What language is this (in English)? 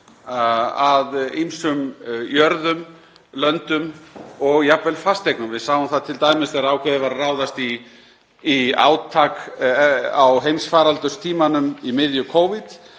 Icelandic